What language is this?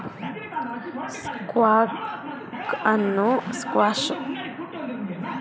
Kannada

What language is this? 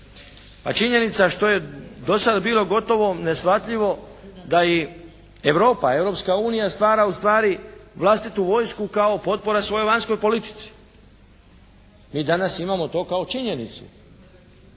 Croatian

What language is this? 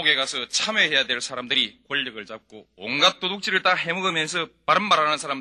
Korean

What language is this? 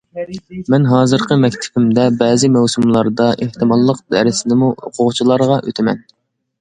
Uyghur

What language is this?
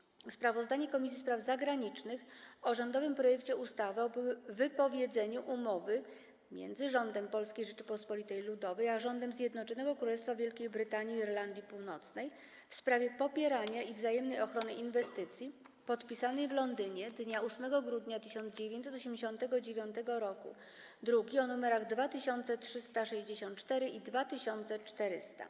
Polish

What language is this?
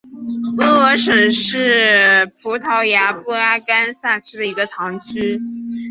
Chinese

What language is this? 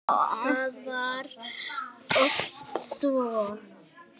Icelandic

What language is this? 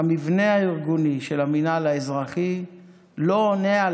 Hebrew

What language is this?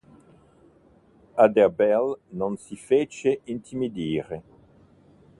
Italian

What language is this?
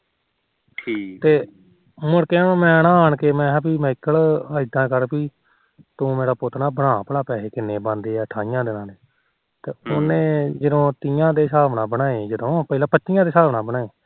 Punjabi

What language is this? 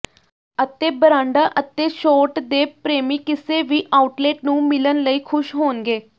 Punjabi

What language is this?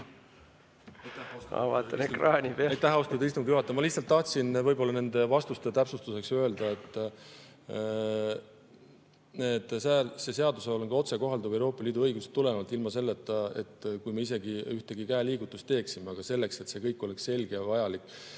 Estonian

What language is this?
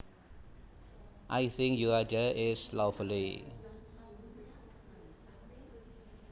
Javanese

